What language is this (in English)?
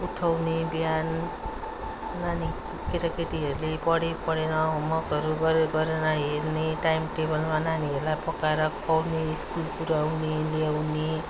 Nepali